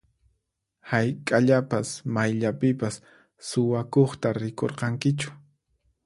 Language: Puno Quechua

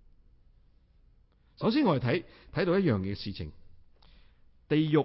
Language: Chinese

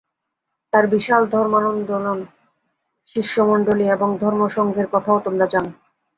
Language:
Bangla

